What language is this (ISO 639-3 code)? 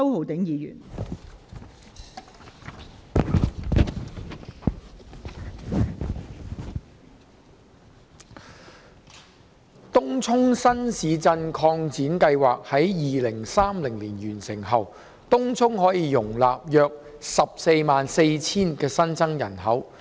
yue